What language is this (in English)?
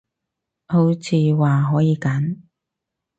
Cantonese